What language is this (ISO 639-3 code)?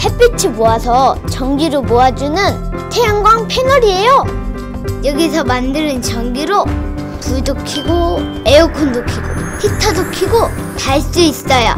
kor